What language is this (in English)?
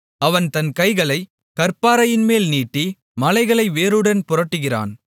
Tamil